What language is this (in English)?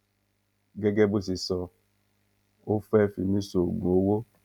Yoruba